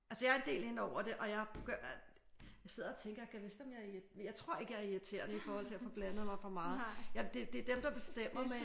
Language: Danish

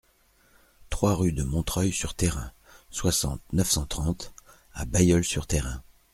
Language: French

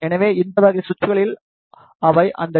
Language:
Tamil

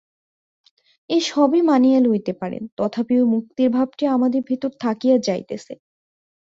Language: Bangla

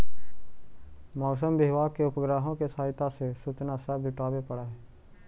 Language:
Magahi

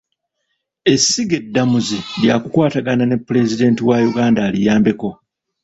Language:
Ganda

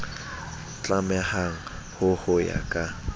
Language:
Southern Sotho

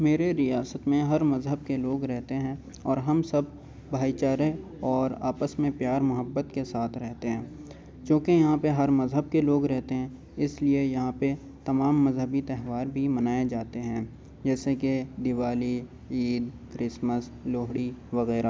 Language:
Urdu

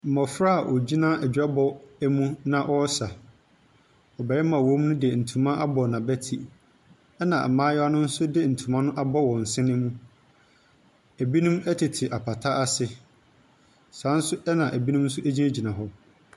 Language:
Akan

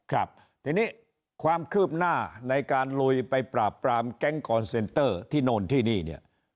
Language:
Thai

